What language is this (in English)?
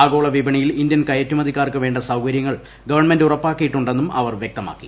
Malayalam